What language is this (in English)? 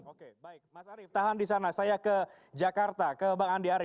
Indonesian